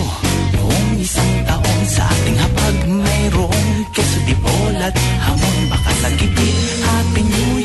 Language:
Filipino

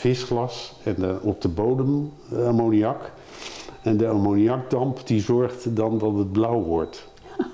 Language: Dutch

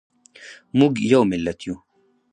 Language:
Pashto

